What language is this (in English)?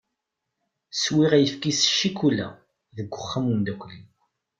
Kabyle